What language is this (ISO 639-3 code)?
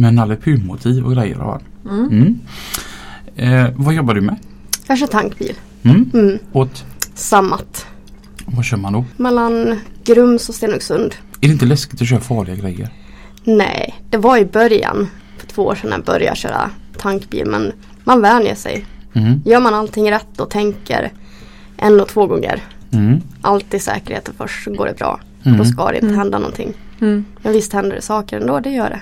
swe